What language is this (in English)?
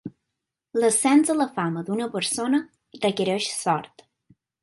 Catalan